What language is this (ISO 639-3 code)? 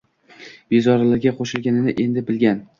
uzb